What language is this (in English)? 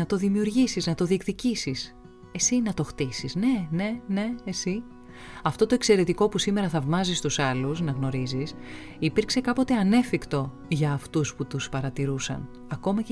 Greek